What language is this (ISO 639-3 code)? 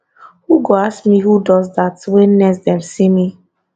pcm